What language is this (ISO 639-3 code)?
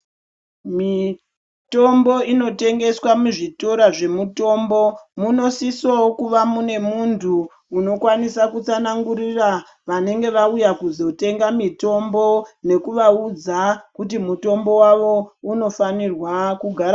ndc